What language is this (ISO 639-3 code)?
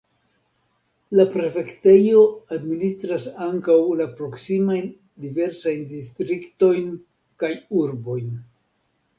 epo